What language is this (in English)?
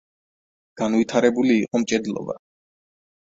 Georgian